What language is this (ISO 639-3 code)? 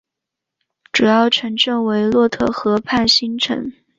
zho